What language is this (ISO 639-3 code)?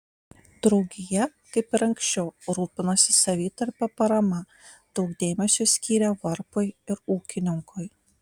lit